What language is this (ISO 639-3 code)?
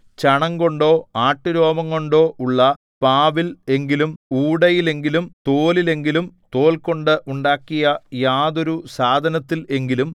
mal